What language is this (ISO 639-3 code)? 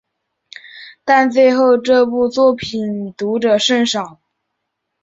zho